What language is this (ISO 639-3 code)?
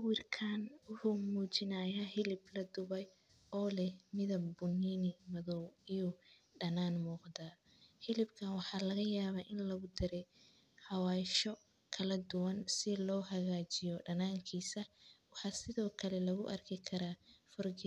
som